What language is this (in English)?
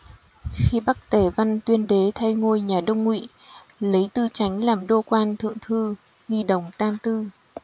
Vietnamese